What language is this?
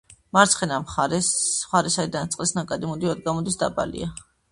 Georgian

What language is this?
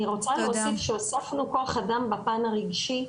Hebrew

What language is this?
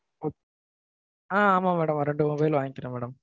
Tamil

